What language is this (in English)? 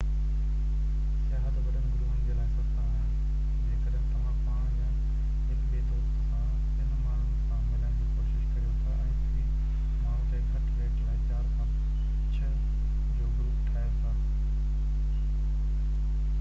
Sindhi